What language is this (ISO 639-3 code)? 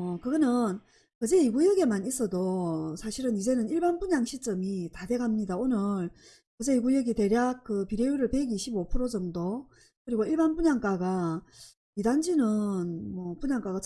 kor